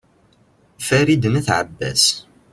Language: Kabyle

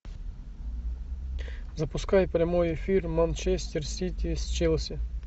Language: Russian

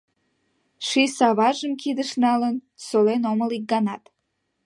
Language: Mari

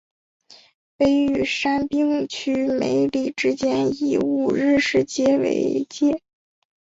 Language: Chinese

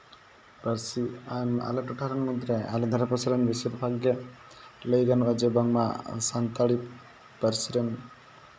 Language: Santali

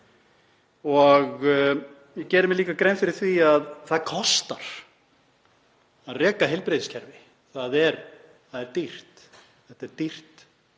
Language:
Icelandic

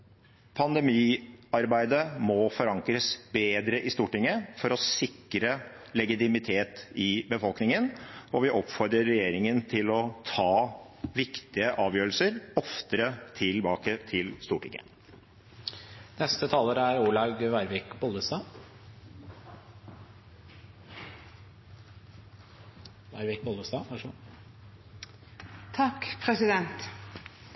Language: Norwegian Bokmål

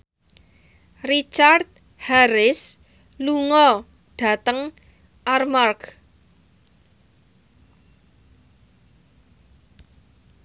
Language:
Javanese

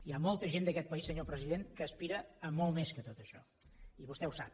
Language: Catalan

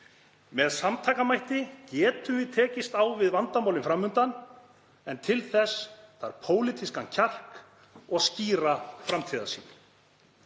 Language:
Icelandic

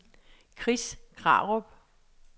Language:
Danish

